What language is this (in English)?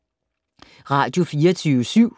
Danish